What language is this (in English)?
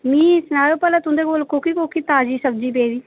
Dogri